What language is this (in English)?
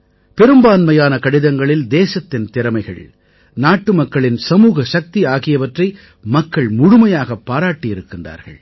Tamil